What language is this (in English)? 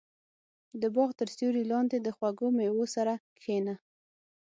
Pashto